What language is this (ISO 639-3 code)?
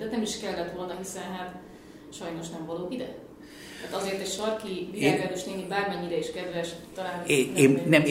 hun